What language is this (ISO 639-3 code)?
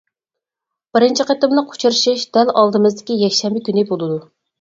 uig